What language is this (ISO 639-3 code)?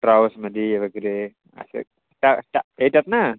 mar